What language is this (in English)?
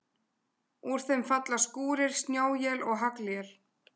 Icelandic